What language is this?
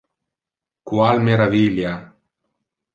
Interlingua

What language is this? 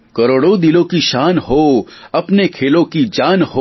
Gujarati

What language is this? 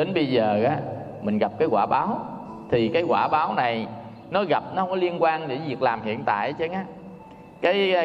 Vietnamese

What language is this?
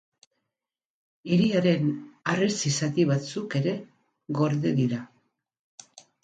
Basque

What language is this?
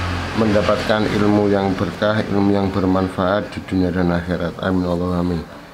Indonesian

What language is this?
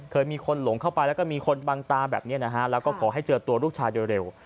Thai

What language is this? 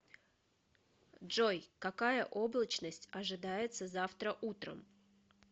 Russian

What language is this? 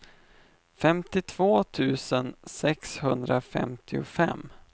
Swedish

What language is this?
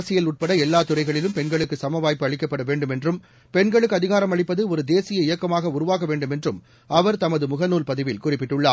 Tamil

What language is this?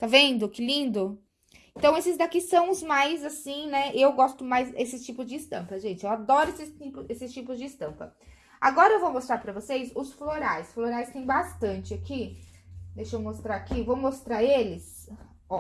Portuguese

